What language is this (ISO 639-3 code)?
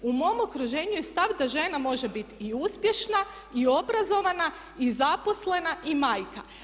hrv